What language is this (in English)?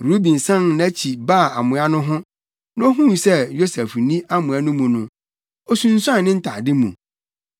Akan